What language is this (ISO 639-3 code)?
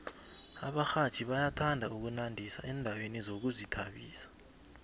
nbl